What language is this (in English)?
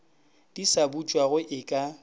Northern Sotho